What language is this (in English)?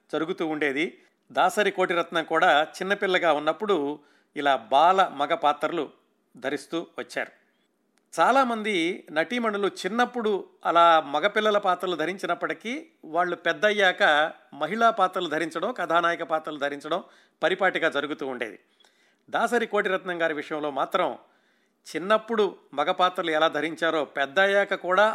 Telugu